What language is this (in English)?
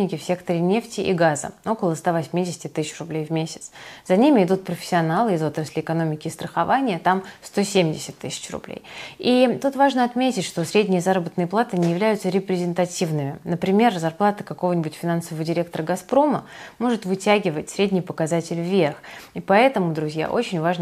Russian